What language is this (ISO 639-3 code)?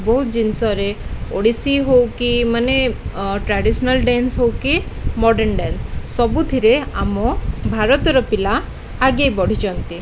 ori